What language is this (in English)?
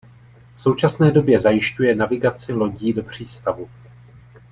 Czech